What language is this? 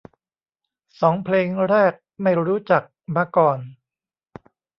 Thai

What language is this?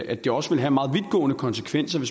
Danish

